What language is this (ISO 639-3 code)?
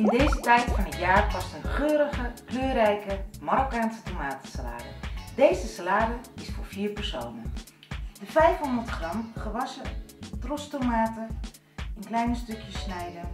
nld